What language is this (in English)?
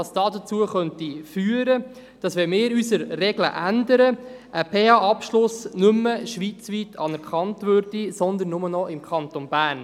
Swiss German